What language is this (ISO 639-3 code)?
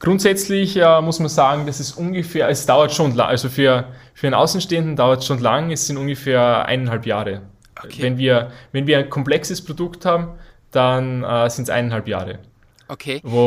deu